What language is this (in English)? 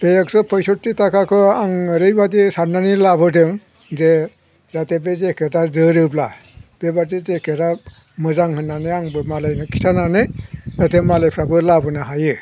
Bodo